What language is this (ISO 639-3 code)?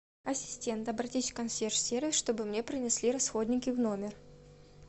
rus